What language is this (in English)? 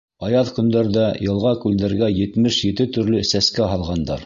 Bashkir